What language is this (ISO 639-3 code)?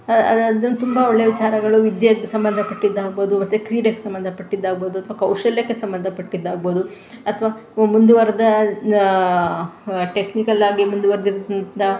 kan